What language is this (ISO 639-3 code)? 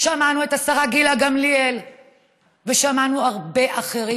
heb